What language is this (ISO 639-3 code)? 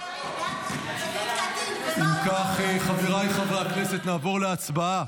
heb